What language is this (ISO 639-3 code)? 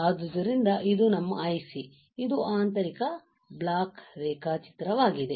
kan